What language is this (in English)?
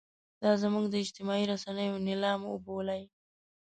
Pashto